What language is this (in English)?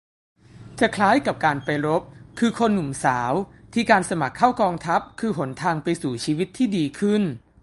Thai